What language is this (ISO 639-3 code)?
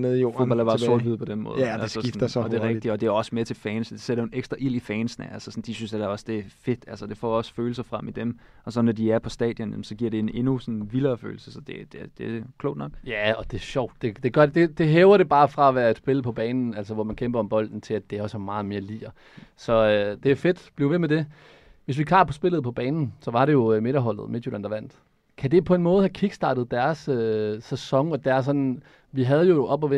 dan